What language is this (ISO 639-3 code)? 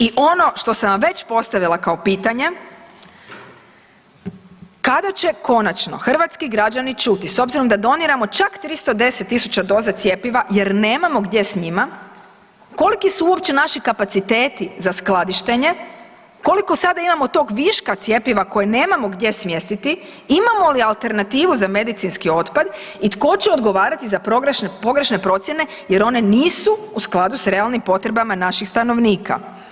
hrv